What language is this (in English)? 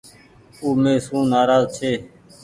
Goaria